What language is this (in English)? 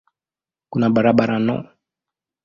Swahili